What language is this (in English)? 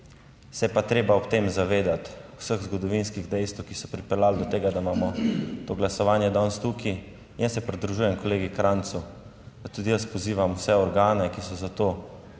Slovenian